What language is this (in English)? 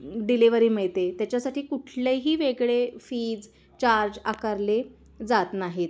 Marathi